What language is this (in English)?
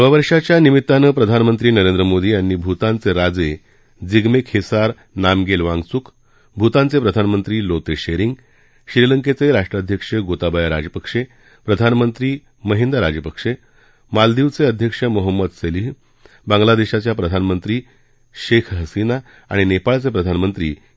Marathi